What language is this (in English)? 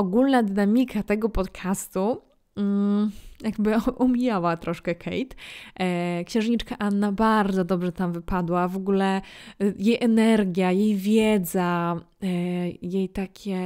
Polish